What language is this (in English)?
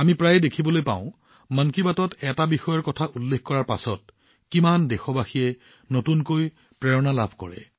Assamese